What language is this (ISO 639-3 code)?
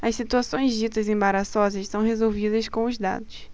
por